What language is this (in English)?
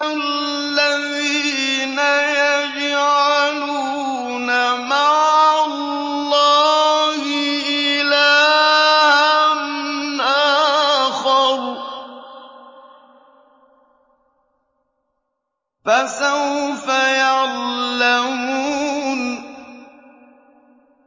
Arabic